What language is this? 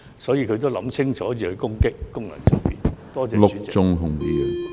Cantonese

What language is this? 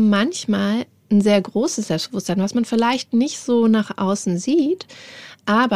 German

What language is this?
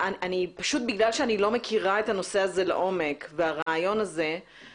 Hebrew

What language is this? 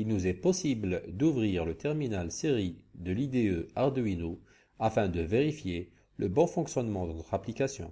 French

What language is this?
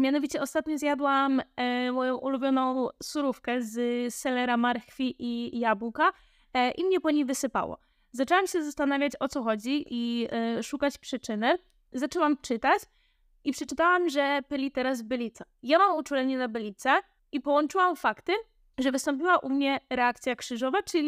Polish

